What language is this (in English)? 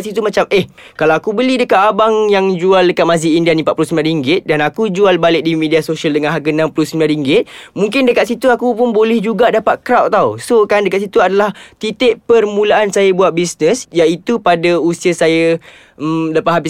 Malay